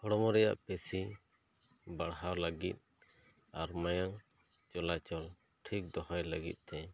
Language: Santali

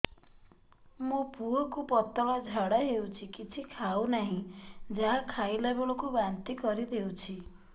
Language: Odia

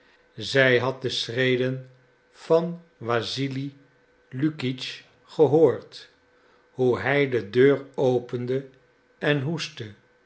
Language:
Dutch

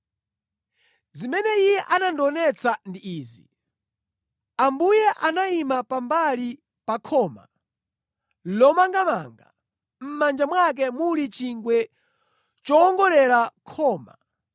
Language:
Nyanja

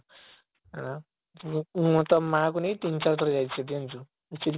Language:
Odia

